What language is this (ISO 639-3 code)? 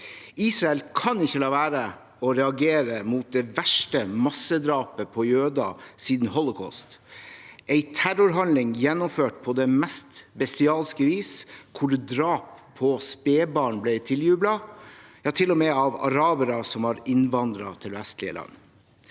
nor